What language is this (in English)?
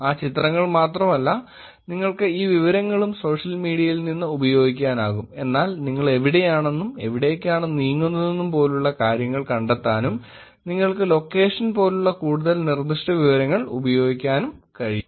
Malayalam